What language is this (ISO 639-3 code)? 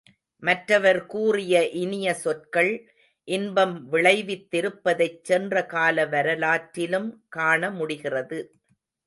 tam